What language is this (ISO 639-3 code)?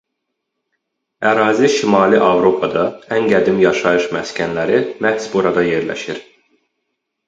aze